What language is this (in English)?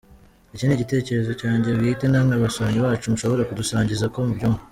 Kinyarwanda